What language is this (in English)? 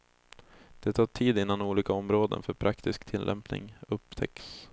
Swedish